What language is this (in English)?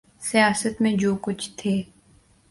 Urdu